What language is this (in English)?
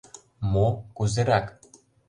Mari